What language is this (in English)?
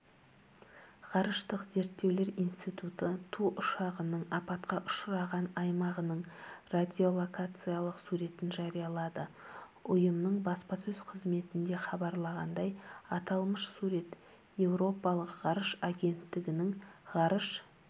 Kazakh